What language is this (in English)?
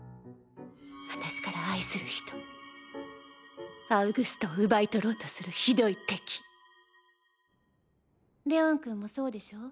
Japanese